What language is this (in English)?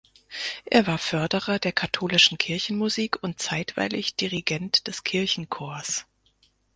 German